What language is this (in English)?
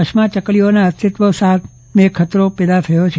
Gujarati